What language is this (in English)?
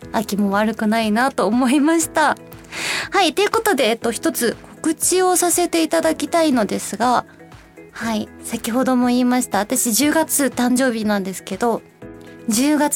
Japanese